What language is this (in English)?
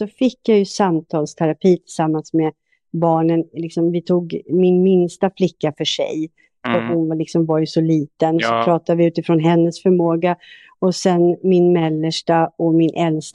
Swedish